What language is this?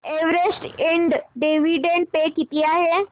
Marathi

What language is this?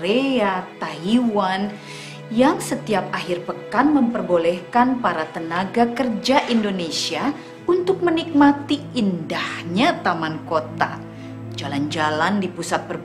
Indonesian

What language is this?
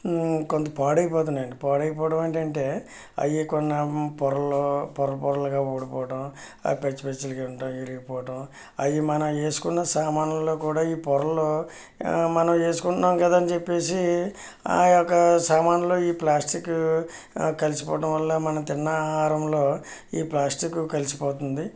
Telugu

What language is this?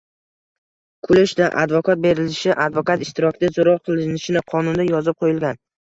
Uzbek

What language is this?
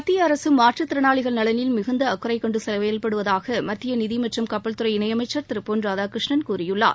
Tamil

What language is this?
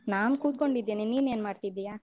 Kannada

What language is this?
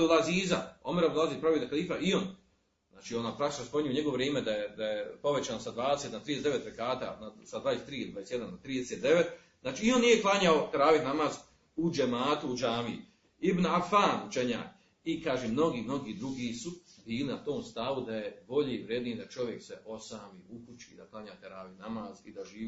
Croatian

